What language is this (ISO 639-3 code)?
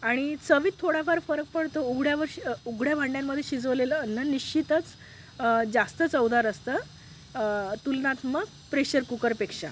mar